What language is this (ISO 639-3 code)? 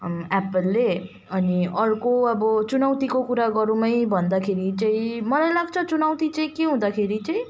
nep